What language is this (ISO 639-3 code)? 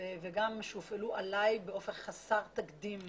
heb